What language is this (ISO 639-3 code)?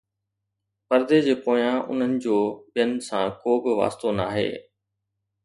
snd